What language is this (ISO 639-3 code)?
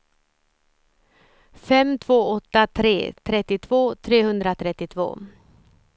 swe